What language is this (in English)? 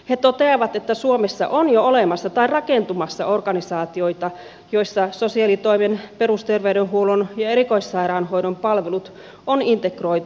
Finnish